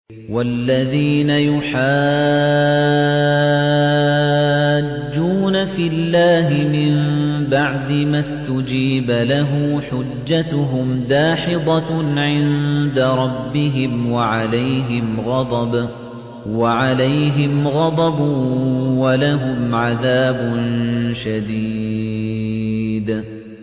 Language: Arabic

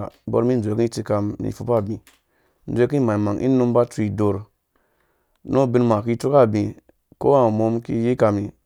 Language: Dũya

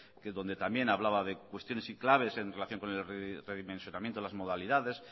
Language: Spanish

